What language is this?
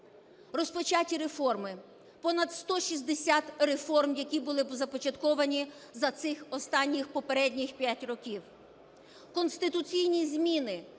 Ukrainian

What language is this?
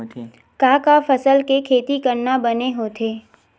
Chhattisgarhi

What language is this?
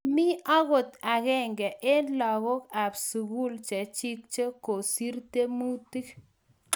Kalenjin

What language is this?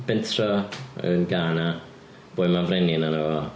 Welsh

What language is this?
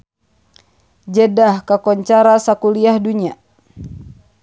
Sundanese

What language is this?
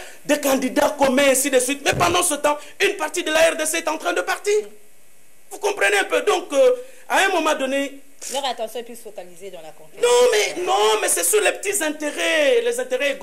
French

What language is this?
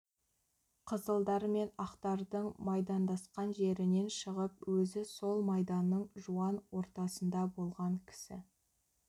Kazakh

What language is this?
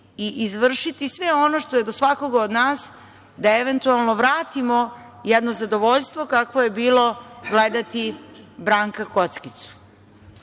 Serbian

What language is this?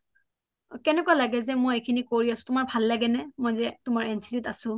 Assamese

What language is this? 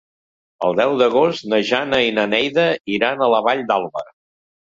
Catalan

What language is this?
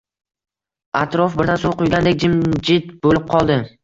Uzbek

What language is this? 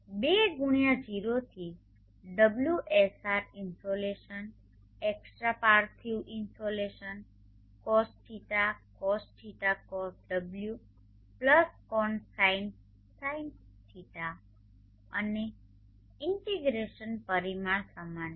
Gujarati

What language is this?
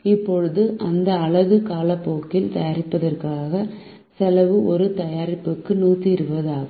Tamil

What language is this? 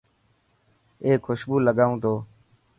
Dhatki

